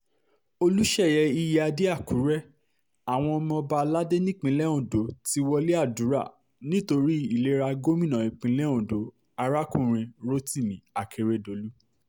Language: Yoruba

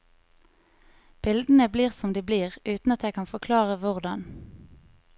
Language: Norwegian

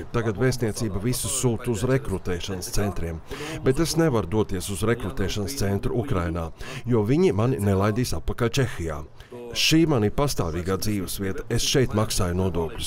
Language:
Latvian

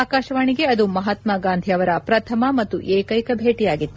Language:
Kannada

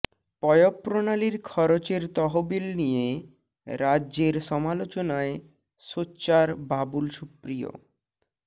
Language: Bangla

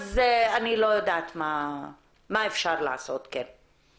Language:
Hebrew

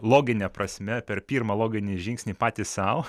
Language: Lithuanian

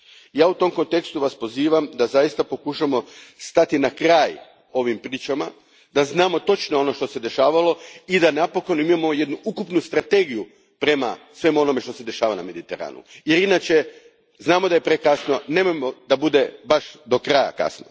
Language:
Croatian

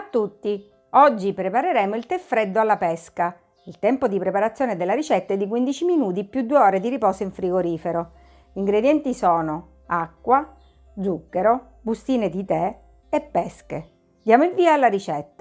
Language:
Italian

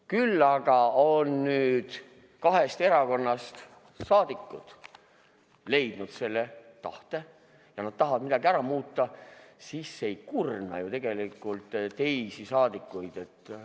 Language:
Estonian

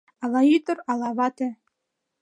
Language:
Mari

